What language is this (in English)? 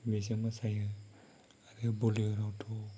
Bodo